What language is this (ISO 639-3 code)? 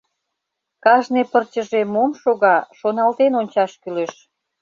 chm